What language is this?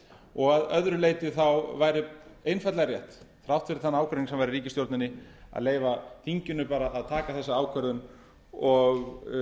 Icelandic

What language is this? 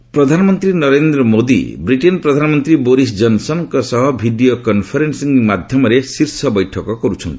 Odia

